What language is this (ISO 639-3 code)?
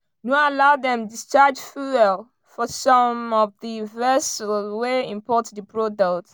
pcm